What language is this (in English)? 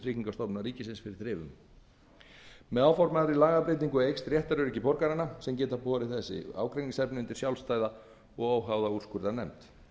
Icelandic